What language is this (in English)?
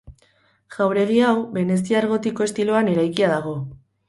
Basque